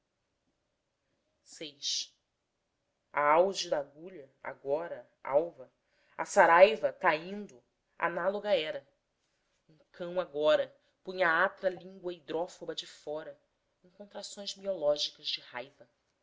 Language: Portuguese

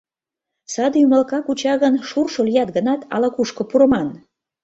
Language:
Mari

